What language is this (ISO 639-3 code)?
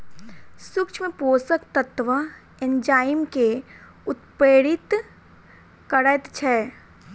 mai